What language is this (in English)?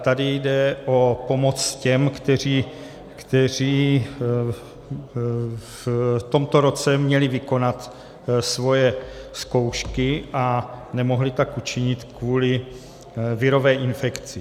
Czech